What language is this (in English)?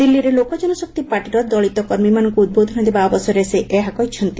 Odia